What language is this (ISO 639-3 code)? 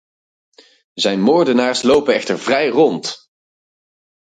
nld